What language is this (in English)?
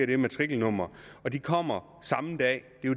Danish